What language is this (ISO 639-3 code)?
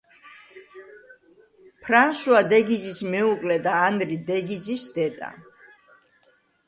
kat